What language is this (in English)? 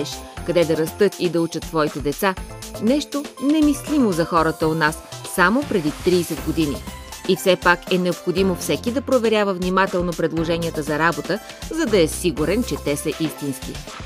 Bulgarian